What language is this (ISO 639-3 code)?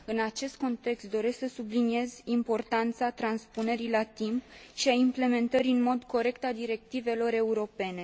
ron